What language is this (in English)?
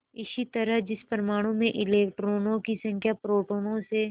Hindi